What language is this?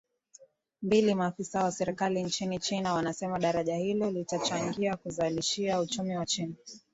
Swahili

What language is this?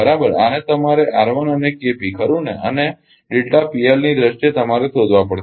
Gujarati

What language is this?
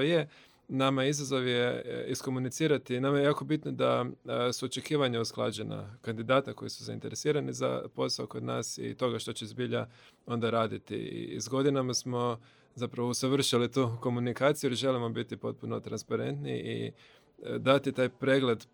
Croatian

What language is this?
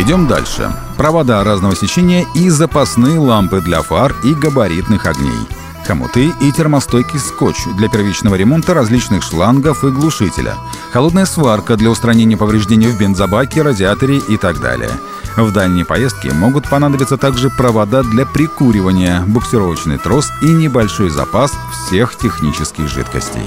Russian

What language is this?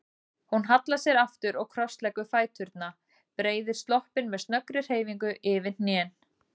Icelandic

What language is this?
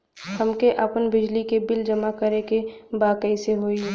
Bhojpuri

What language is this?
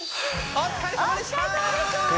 Japanese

